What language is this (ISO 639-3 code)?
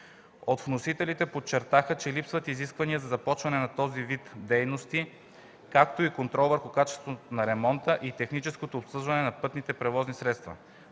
bul